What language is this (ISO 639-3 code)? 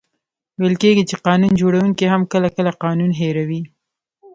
pus